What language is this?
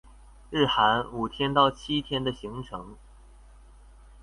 Chinese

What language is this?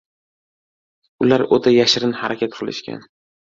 Uzbek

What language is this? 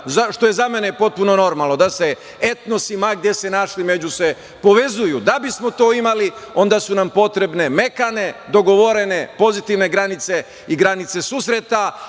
Serbian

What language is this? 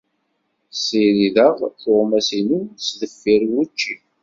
Kabyle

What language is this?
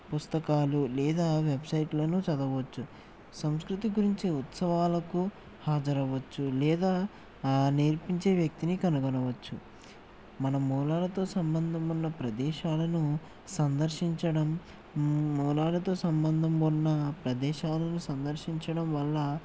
Telugu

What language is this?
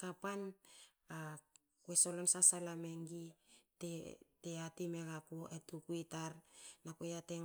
Hakö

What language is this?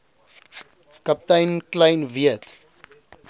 Afrikaans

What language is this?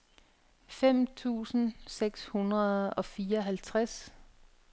Danish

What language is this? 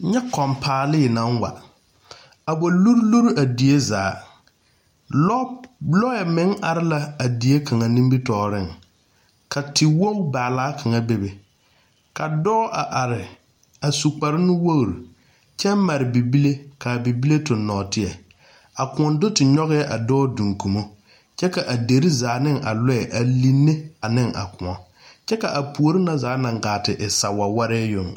Southern Dagaare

